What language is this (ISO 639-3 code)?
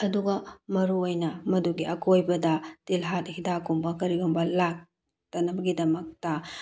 mni